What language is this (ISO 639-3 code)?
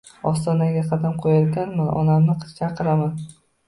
uzb